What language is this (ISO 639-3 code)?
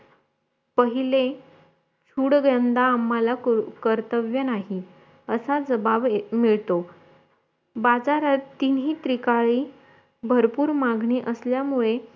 mar